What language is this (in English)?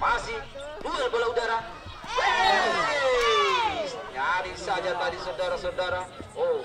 Indonesian